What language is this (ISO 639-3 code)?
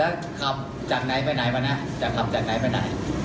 tha